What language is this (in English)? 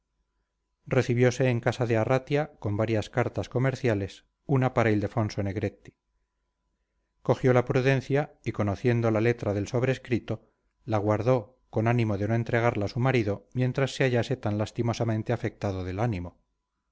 Spanish